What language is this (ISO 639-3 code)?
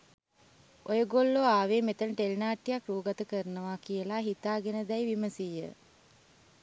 sin